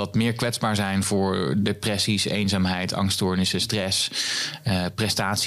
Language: Dutch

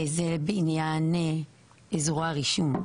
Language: Hebrew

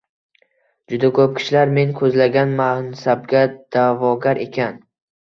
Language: Uzbek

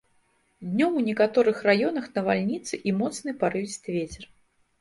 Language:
Belarusian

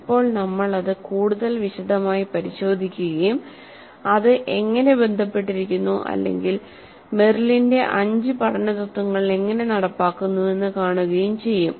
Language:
Malayalam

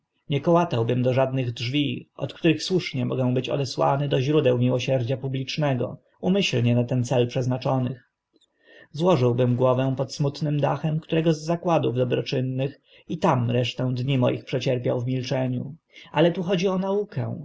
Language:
Polish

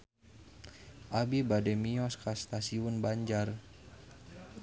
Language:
Sundanese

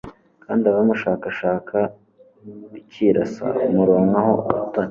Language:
Kinyarwanda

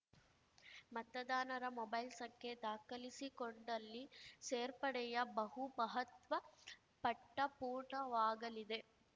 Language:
Kannada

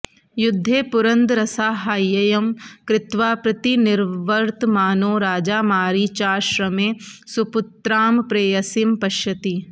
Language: Sanskrit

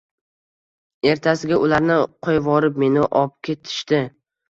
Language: Uzbek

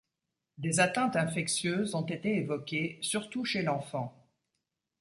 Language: French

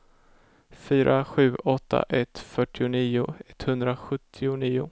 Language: Swedish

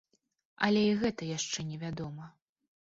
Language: Belarusian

